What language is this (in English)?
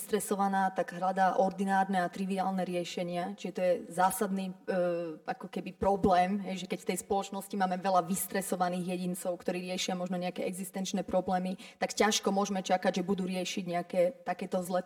Slovak